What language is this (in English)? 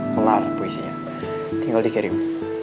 Indonesian